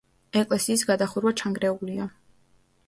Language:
Georgian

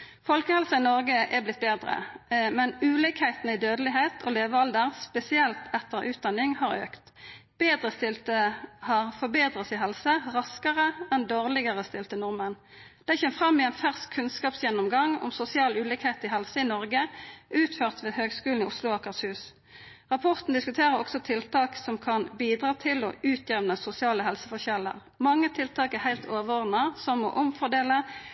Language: Norwegian Nynorsk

